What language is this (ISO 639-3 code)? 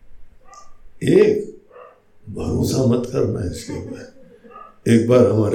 hin